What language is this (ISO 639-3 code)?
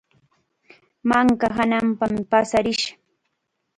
qxa